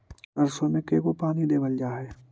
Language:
Magahi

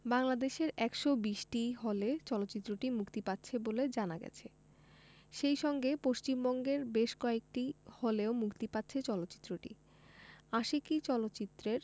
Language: Bangla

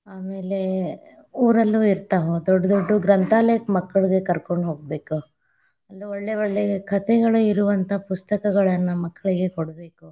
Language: Kannada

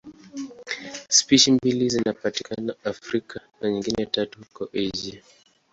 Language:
Swahili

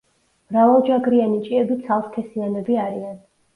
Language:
Georgian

